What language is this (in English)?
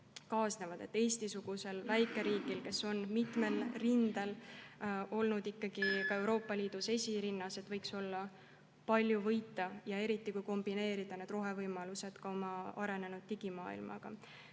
Estonian